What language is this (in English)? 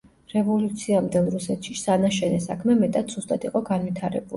Georgian